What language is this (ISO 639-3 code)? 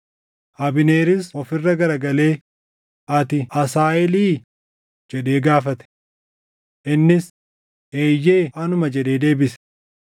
orm